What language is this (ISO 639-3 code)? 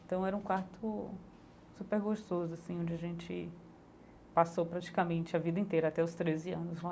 por